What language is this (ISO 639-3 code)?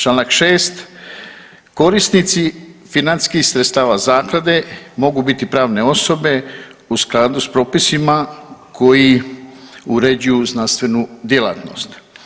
hrv